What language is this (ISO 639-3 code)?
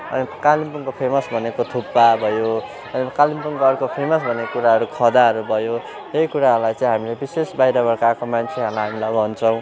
nep